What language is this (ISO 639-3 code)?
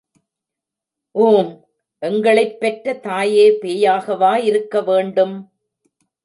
tam